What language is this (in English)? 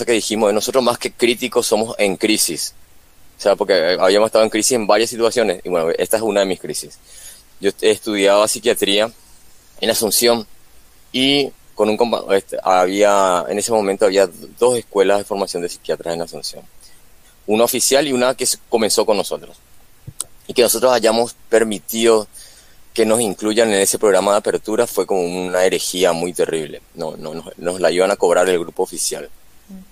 Spanish